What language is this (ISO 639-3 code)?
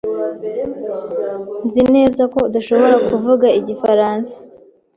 kin